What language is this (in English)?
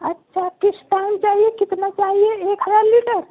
Urdu